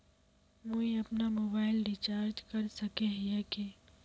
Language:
Magahi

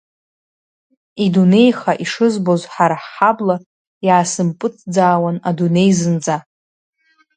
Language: Abkhazian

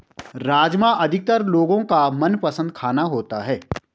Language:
Hindi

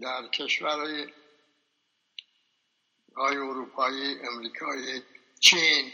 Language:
Persian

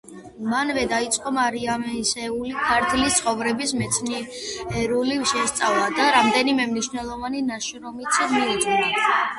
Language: Georgian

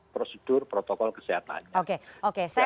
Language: Indonesian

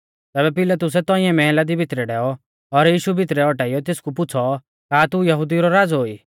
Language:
Mahasu Pahari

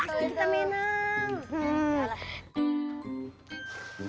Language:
Indonesian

